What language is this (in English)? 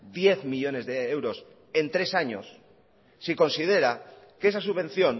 Spanish